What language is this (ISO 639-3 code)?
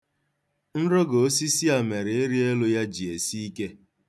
ibo